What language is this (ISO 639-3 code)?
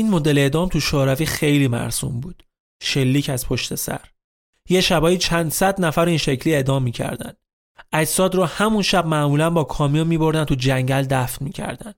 fas